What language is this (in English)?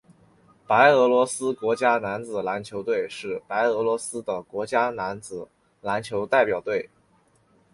Chinese